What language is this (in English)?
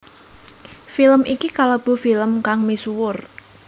Javanese